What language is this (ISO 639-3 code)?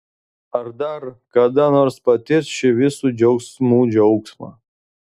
lit